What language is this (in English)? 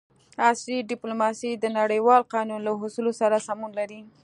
Pashto